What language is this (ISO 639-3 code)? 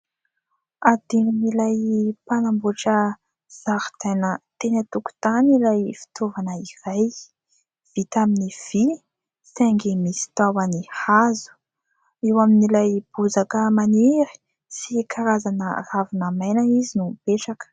mlg